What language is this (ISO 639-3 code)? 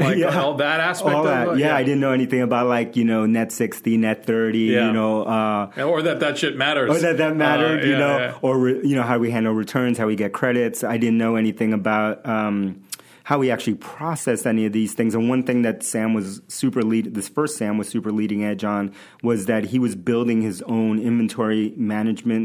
eng